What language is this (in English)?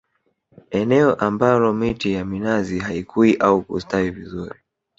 Swahili